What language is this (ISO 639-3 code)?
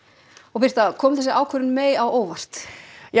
isl